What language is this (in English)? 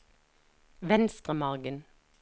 Norwegian